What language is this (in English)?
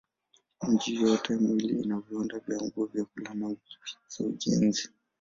Swahili